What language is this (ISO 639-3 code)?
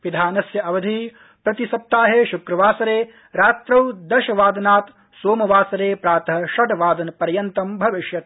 san